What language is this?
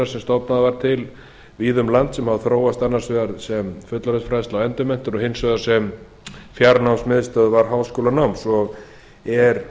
Icelandic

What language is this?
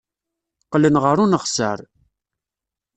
Kabyle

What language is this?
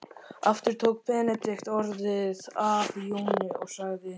Icelandic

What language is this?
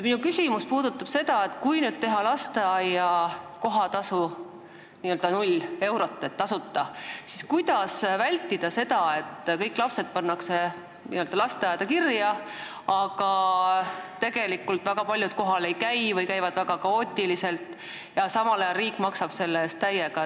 Estonian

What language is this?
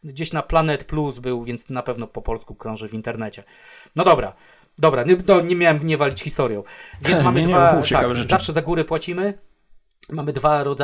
Polish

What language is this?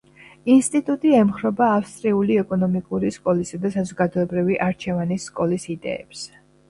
Georgian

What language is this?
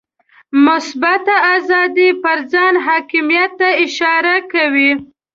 Pashto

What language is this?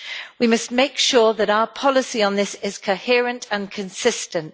English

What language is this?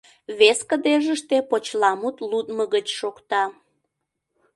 Mari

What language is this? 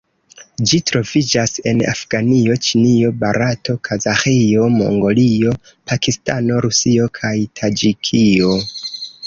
Esperanto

